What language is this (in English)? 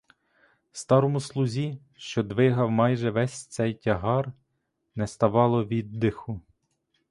Ukrainian